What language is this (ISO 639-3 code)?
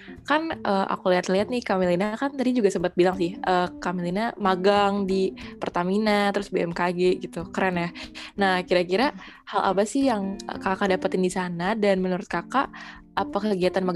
ind